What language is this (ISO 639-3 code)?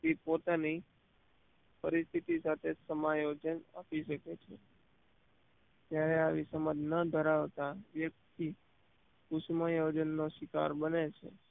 guj